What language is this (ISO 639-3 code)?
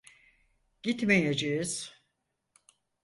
tur